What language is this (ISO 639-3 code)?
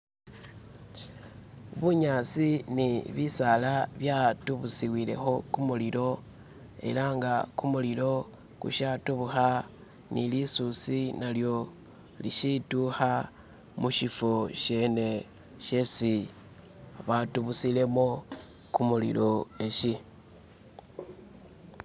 myx